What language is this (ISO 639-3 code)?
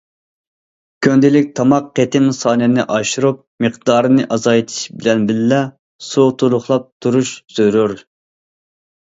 uig